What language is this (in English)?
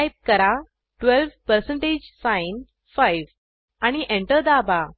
Marathi